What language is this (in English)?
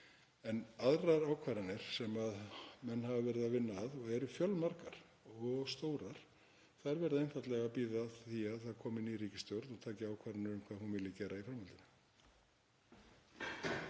Icelandic